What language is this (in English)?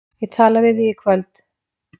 Icelandic